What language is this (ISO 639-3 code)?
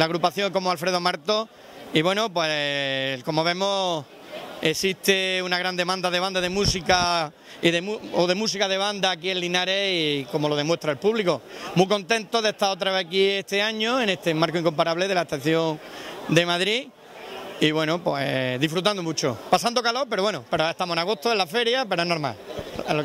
spa